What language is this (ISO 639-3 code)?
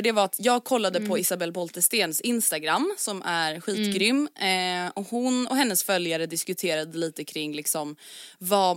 swe